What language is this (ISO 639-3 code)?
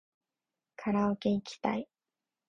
jpn